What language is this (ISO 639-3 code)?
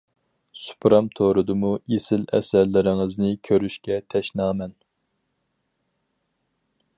uig